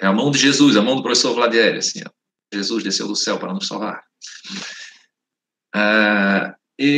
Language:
Portuguese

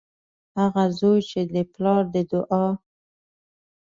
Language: Pashto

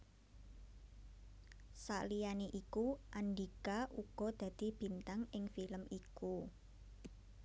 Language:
Javanese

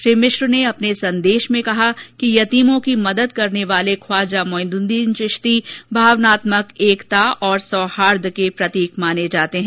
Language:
Hindi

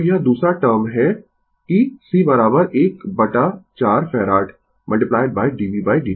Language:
Hindi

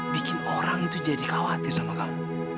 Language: Indonesian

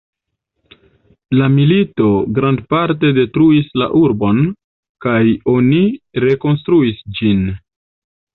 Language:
Esperanto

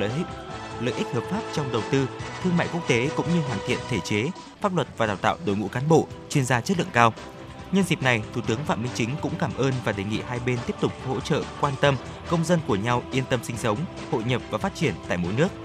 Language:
Vietnamese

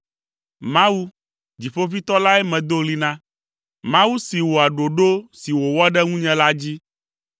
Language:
Ewe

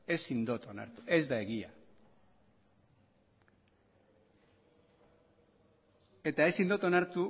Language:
Basque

